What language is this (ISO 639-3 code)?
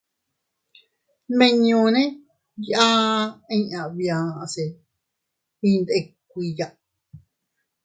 cut